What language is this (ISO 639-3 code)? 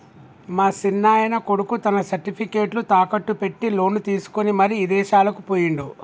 tel